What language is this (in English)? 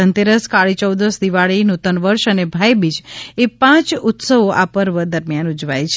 Gujarati